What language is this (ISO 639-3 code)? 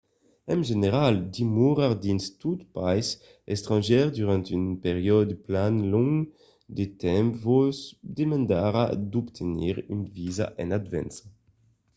oci